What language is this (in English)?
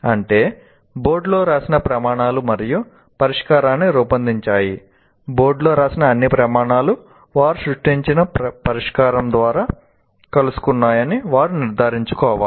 Telugu